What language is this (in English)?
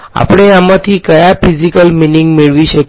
Gujarati